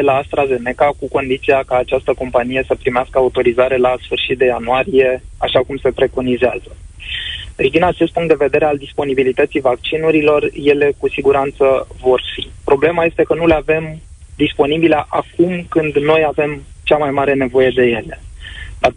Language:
Romanian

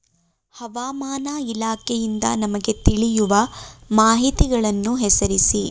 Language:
Kannada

